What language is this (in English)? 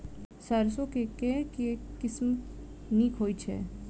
Maithili